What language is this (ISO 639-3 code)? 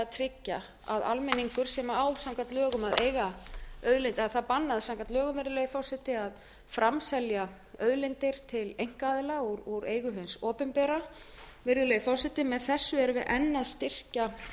isl